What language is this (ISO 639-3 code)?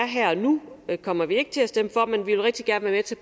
dan